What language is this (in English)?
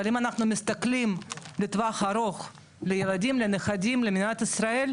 Hebrew